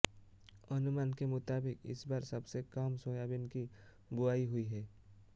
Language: Hindi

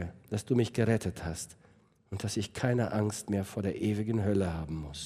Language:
German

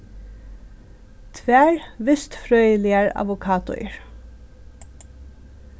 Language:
Faroese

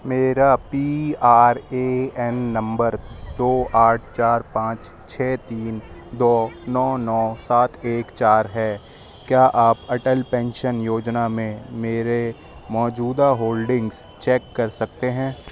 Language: Urdu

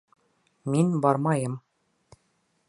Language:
Bashkir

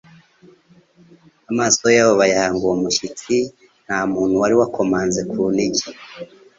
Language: Kinyarwanda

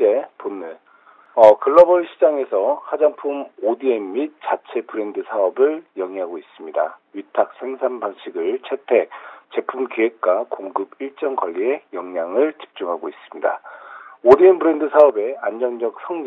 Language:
Korean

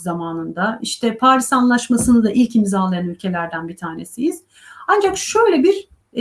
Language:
Turkish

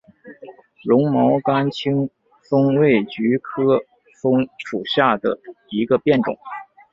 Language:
Chinese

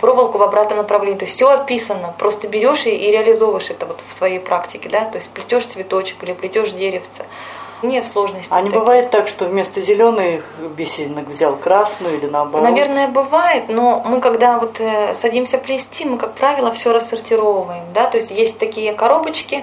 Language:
Russian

